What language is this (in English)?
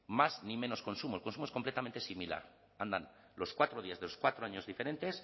Spanish